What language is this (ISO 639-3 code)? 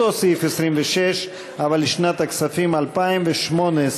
heb